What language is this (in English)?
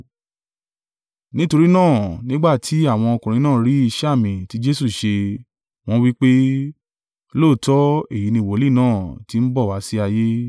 Yoruba